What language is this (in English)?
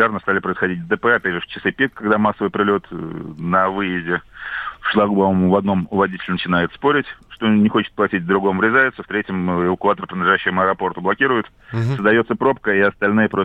Russian